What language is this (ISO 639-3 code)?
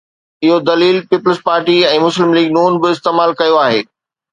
snd